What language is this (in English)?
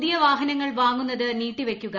Malayalam